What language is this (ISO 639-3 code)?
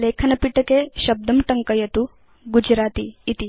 san